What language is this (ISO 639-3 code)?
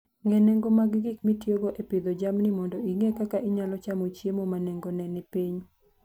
luo